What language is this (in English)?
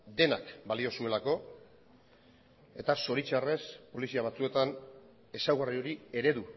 Basque